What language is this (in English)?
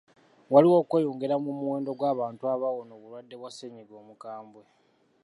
Ganda